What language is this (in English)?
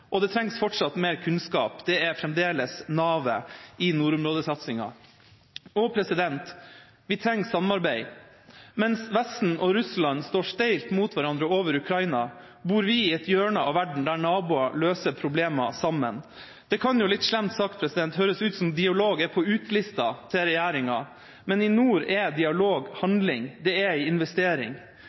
Norwegian Bokmål